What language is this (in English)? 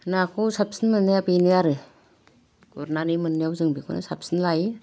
Bodo